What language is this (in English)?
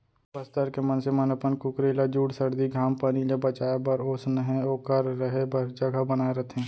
Chhattisgarhi